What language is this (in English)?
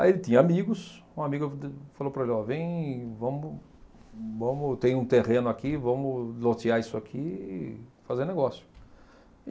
Portuguese